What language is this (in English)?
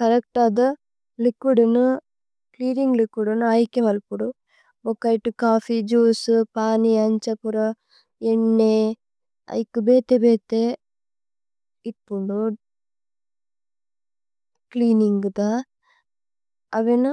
Tulu